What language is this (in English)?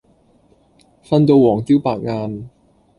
Cantonese